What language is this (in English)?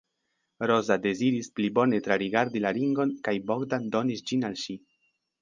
Esperanto